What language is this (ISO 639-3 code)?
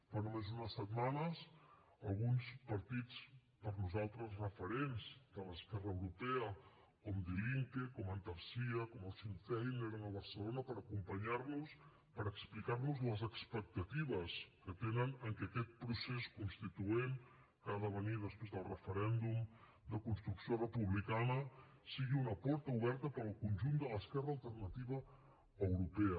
cat